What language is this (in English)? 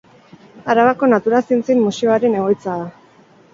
Basque